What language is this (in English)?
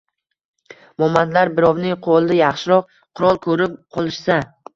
Uzbek